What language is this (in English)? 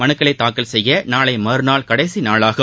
Tamil